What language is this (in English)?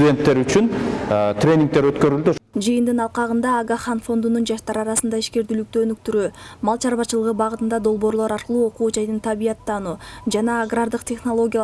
Turkish